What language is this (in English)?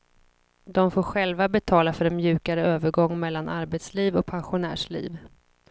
Swedish